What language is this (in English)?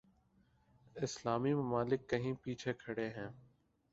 Urdu